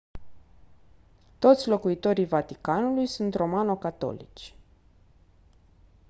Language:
Romanian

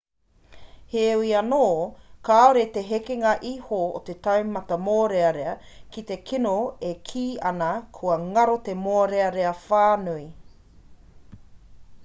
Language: Māori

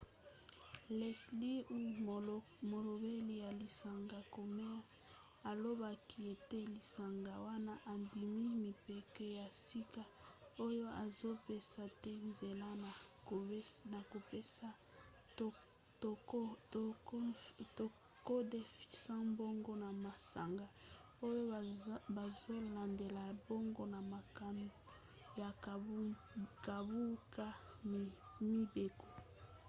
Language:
Lingala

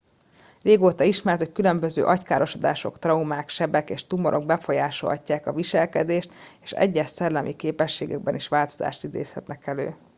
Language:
Hungarian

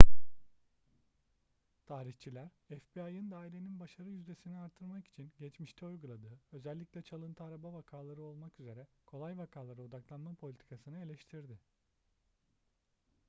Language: Turkish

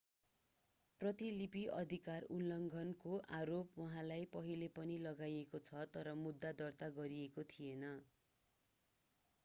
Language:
Nepali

